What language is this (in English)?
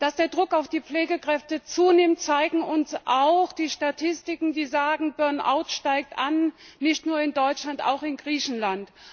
German